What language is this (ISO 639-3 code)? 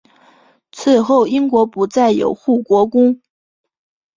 zho